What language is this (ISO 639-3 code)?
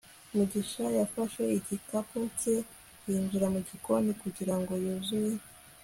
kin